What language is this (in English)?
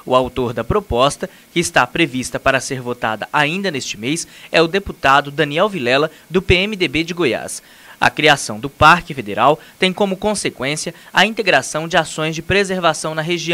Portuguese